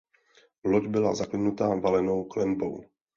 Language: Czech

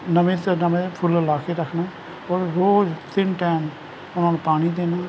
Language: Punjabi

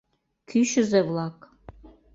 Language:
Mari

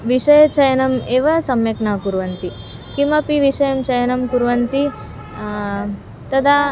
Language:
Sanskrit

